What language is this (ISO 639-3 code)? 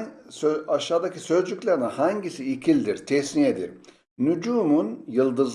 tur